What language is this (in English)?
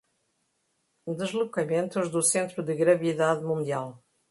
Portuguese